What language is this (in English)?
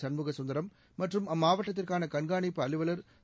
Tamil